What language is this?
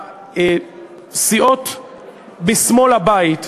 Hebrew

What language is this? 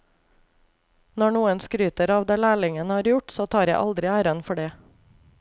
Norwegian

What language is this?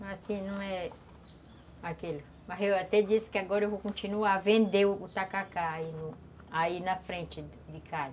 Portuguese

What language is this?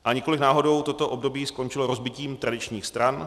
Czech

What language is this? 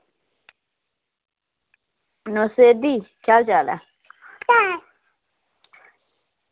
Dogri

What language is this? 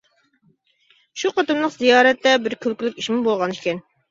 Uyghur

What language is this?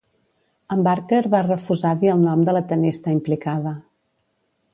Catalan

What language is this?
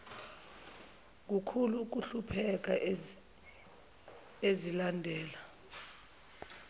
Zulu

